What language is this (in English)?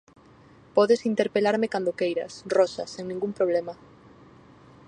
Galician